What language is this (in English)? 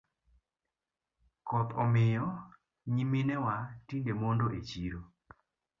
Luo (Kenya and Tanzania)